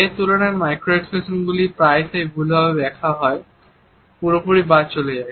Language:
Bangla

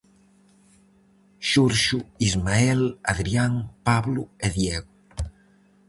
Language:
Galician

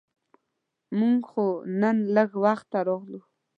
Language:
Pashto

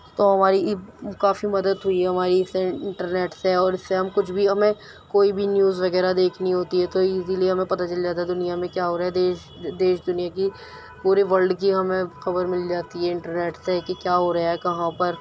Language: Urdu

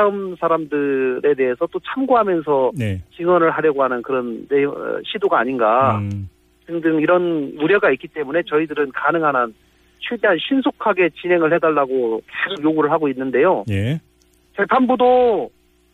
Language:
Korean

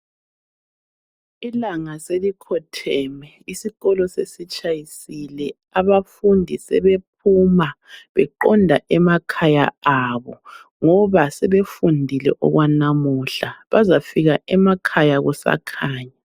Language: North Ndebele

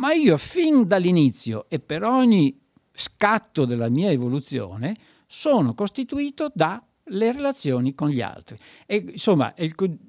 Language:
Italian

